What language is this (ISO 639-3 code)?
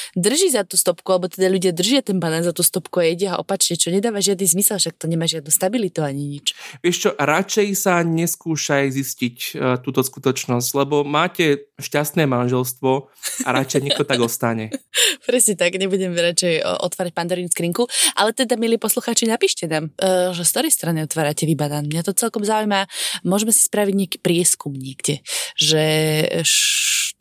slk